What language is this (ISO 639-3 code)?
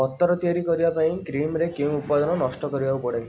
ori